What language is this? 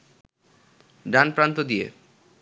Bangla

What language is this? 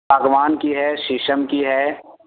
Urdu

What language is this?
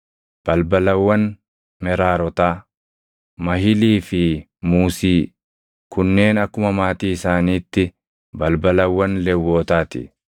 Oromo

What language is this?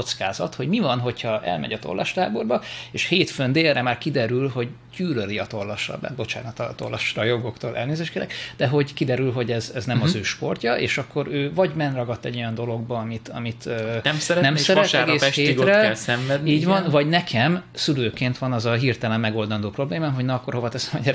Hungarian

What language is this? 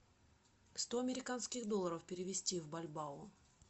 Russian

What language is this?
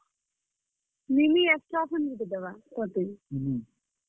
Odia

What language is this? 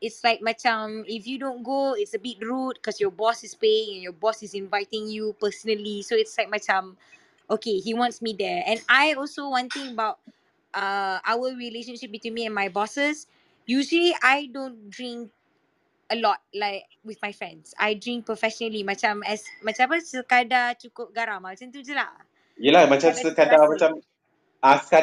Malay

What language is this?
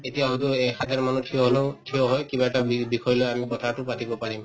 Assamese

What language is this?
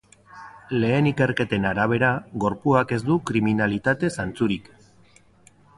Basque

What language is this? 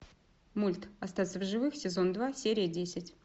Russian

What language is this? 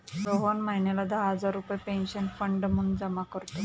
Marathi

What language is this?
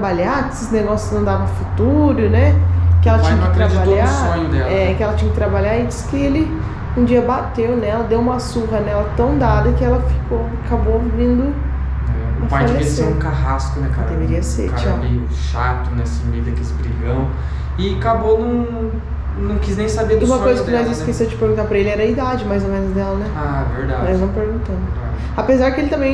Portuguese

